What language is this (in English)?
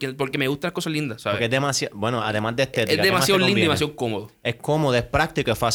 Spanish